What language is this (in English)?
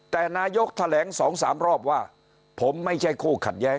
Thai